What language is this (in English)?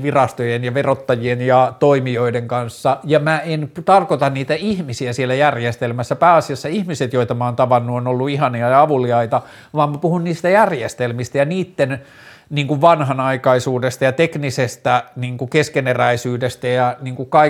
Finnish